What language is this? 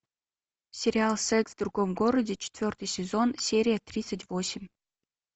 Russian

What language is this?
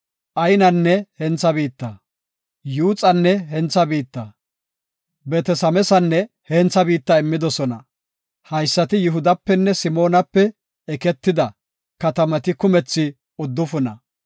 Gofa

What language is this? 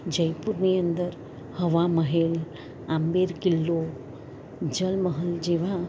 Gujarati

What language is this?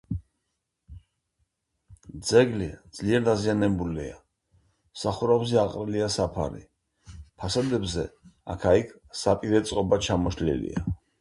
Georgian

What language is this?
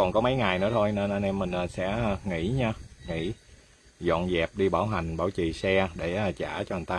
Vietnamese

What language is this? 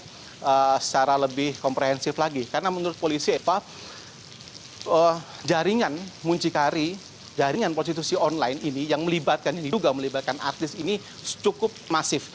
Indonesian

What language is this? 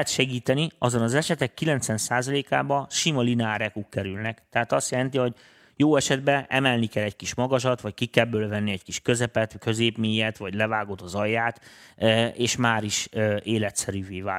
Hungarian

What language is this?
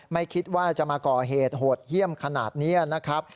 Thai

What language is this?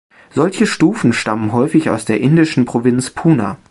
German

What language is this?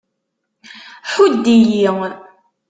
Kabyle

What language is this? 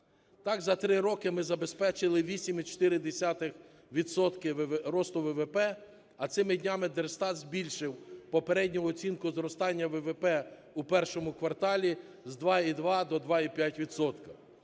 Ukrainian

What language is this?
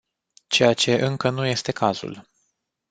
Romanian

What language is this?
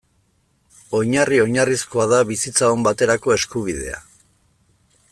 Basque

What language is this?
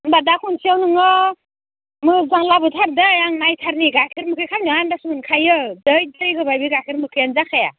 Bodo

